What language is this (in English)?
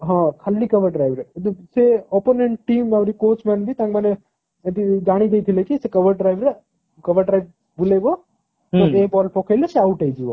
Odia